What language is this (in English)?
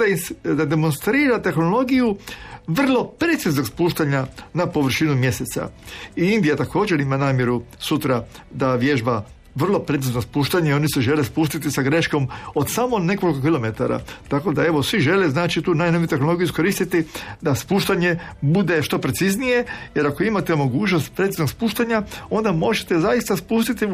Croatian